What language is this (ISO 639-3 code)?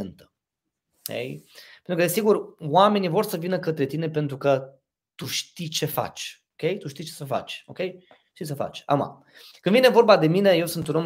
ron